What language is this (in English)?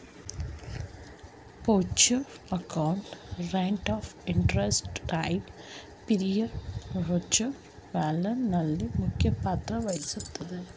Kannada